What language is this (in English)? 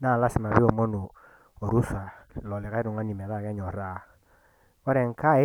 Masai